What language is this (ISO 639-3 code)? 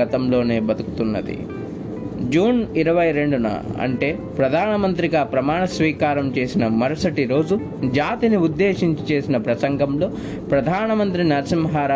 tel